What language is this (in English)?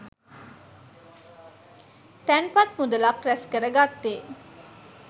Sinhala